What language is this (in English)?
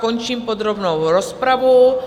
Czech